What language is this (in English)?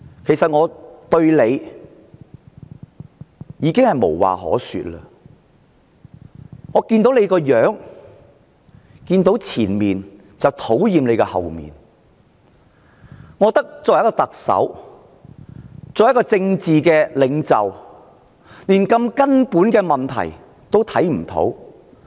Cantonese